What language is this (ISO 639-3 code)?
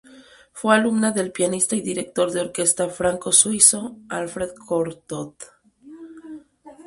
spa